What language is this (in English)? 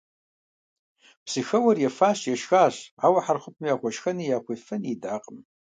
Kabardian